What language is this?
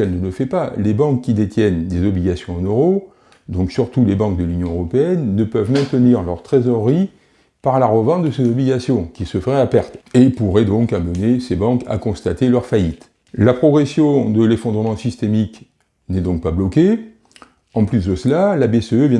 French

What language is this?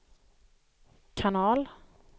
Swedish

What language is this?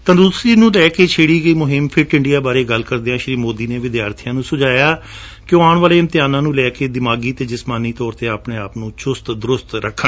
Punjabi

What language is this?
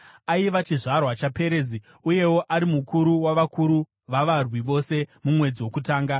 Shona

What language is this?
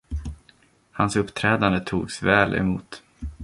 Swedish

